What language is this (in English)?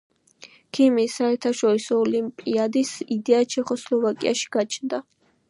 Georgian